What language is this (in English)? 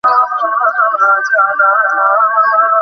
Bangla